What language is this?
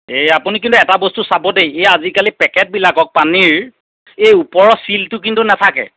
Assamese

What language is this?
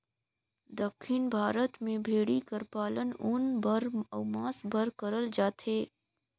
Chhattisgarhi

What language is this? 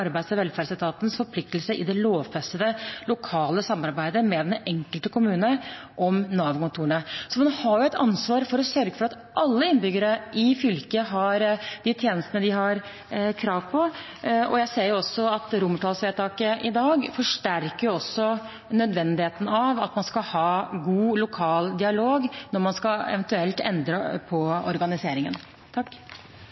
Norwegian Bokmål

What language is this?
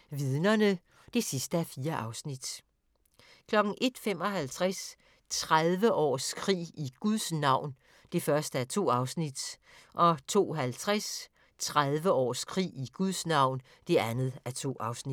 Danish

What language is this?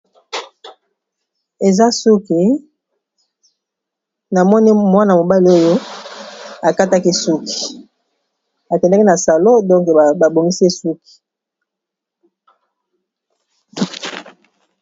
Lingala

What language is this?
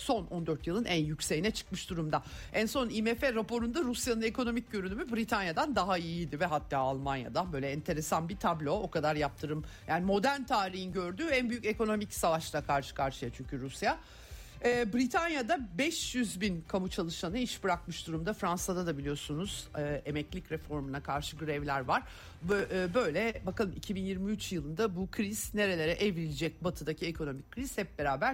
Turkish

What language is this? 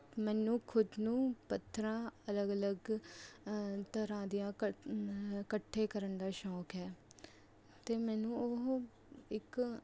Punjabi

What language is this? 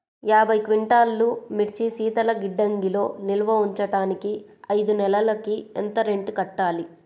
Telugu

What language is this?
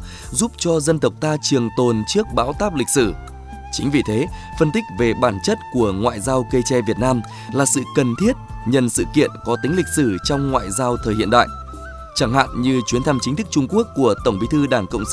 Vietnamese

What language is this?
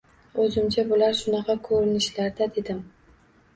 Uzbek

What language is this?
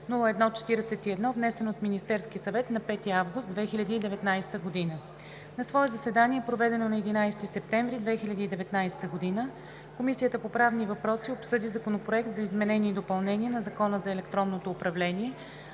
Bulgarian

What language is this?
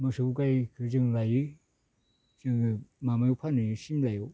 Bodo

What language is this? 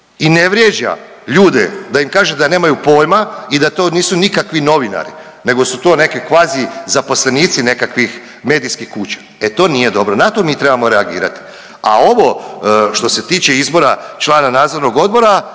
Croatian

